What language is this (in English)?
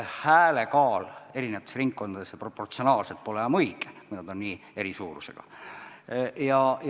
Estonian